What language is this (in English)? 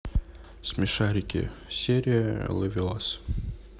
Russian